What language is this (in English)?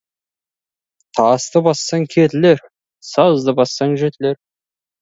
Kazakh